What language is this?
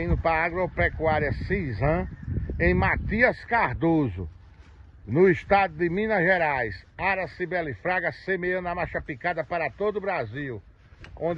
Portuguese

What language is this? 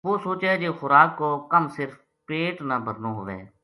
Gujari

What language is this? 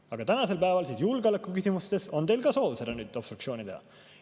Estonian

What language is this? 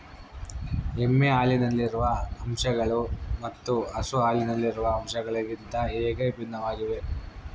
Kannada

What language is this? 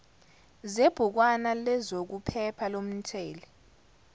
Zulu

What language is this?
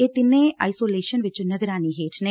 Punjabi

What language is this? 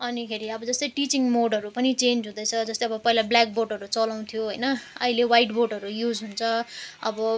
Nepali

